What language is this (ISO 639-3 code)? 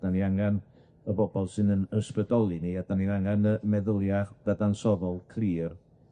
cym